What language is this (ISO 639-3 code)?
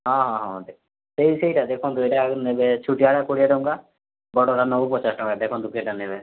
ori